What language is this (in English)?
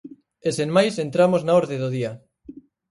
Galician